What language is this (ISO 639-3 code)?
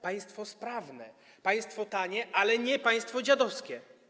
pol